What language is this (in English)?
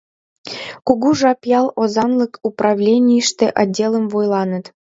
Mari